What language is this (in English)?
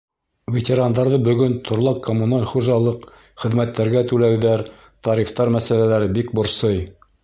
Bashkir